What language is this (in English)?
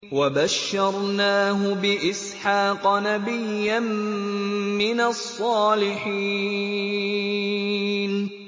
Arabic